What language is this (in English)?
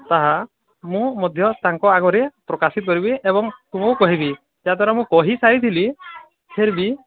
Odia